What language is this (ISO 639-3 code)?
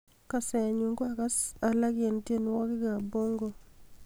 kln